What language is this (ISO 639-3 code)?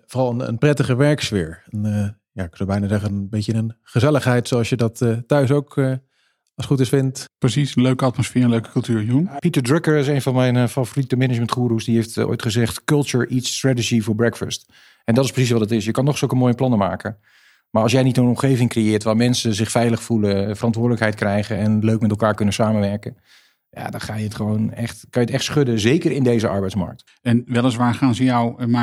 nld